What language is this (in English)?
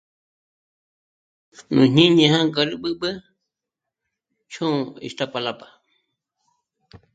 Michoacán Mazahua